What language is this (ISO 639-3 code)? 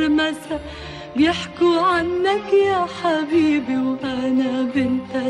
ara